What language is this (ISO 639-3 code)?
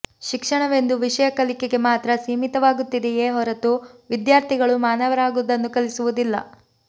kan